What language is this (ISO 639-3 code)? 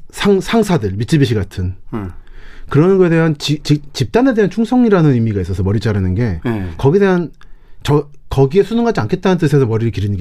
kor